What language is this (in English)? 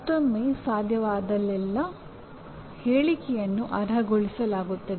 Kannada